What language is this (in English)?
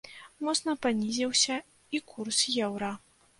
Belarusian